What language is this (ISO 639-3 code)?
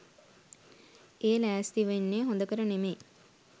sin